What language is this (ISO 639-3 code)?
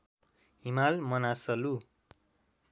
nep